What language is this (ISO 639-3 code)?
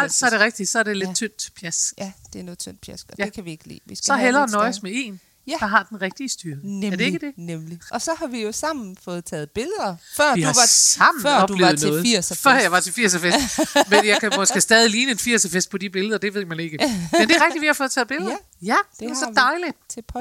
dan